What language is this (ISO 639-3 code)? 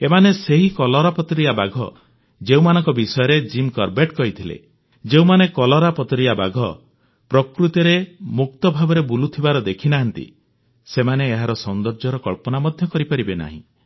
ori